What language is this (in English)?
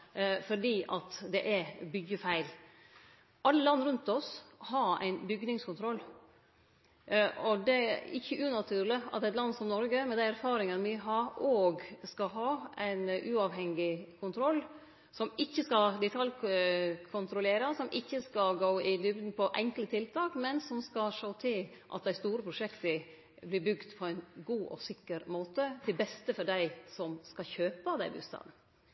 Norwegian Nynorsk